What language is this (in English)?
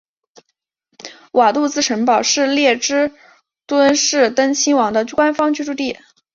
Chinese